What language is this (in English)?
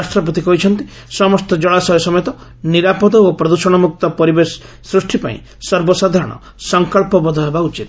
Odia